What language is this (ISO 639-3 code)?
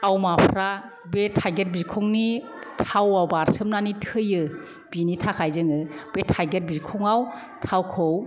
brx